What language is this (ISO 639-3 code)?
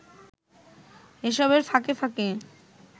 ben